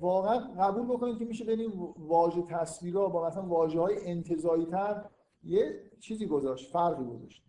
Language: Persian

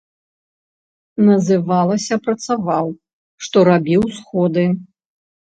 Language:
Belarusian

